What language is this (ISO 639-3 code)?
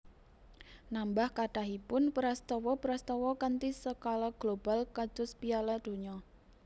jav